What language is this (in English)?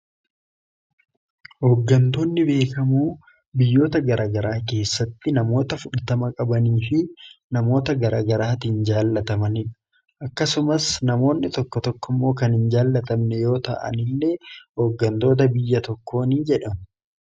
Oromo